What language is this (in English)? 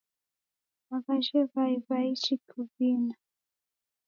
Taita